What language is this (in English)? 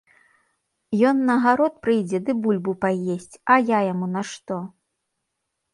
Belarusian